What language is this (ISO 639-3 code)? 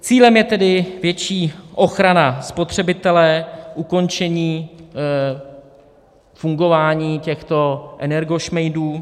ces